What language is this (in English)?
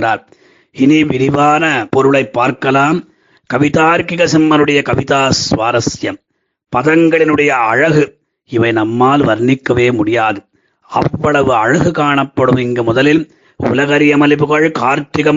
Tamil